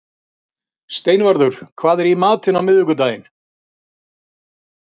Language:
Icelandic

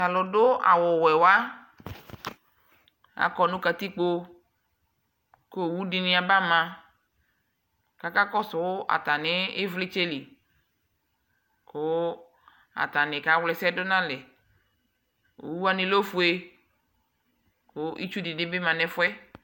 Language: Ikposo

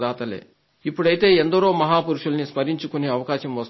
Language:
Telugu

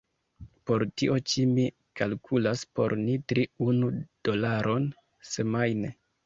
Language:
Esperanto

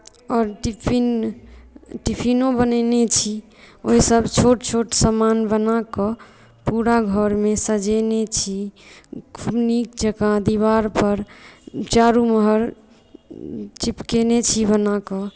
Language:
Maithili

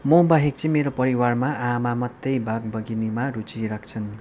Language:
Nepali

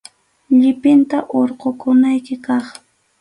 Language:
Arequipa-La Unión Quechua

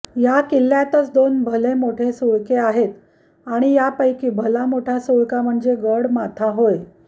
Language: Marathi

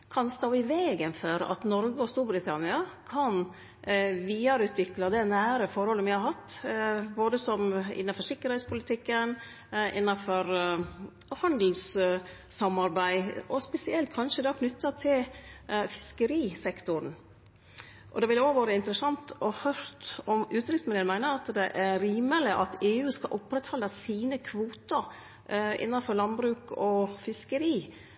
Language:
Norwegian Nynorsk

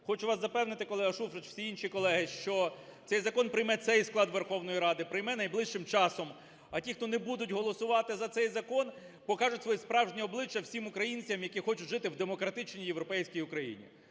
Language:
Ukrainian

